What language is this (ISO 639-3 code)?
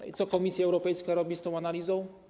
pol